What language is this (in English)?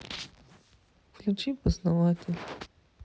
Russian